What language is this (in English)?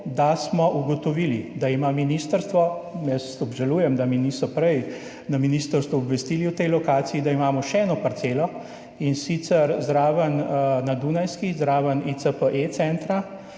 Slovenian